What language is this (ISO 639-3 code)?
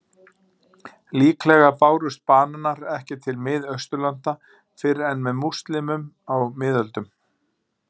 isl